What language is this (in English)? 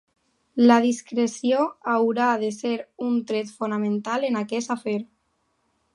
Catalan